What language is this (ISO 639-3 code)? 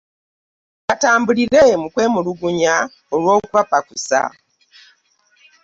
lug